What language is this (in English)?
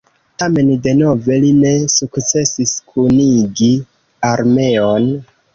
Esperanto